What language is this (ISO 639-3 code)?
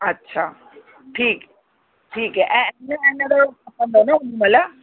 snd